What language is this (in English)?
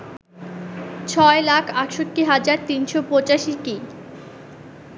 Bangla